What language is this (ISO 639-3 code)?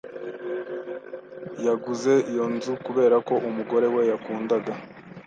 kin